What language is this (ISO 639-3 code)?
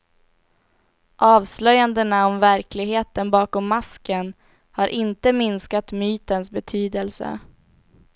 swe